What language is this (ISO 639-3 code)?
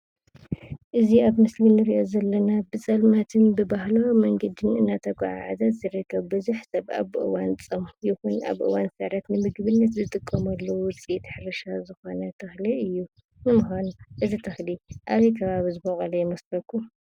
tir